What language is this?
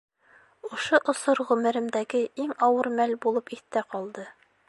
Bashkir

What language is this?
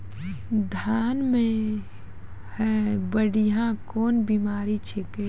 Maithili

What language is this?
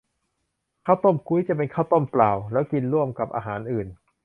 Thai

